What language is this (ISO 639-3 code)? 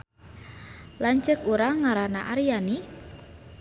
sun